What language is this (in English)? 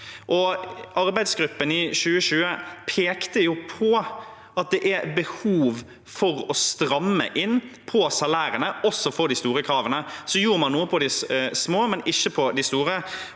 Norwegian